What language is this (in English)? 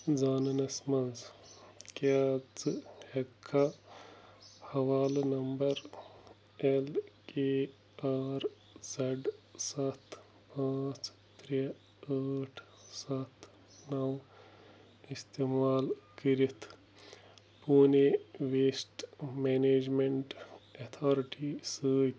Kashmiri